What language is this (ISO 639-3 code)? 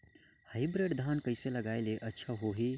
hne